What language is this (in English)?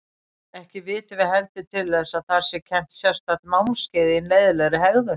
Icelandic